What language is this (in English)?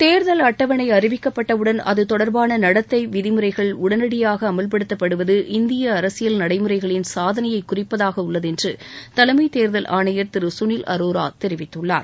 Tamil